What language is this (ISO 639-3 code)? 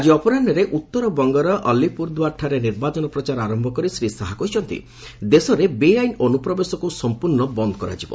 ori